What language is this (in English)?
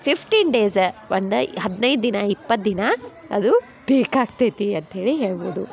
Kannada